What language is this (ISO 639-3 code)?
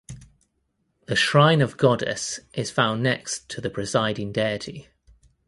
eng